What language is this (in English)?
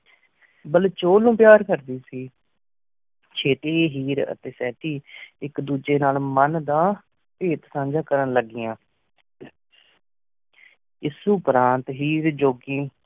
Punjabi